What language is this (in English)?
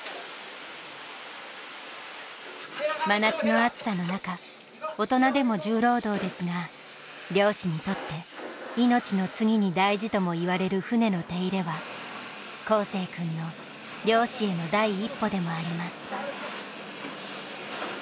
Japanese